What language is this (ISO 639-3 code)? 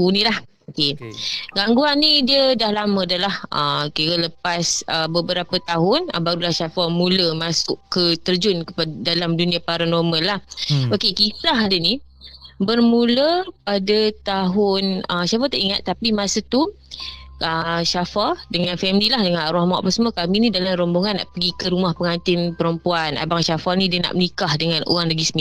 msa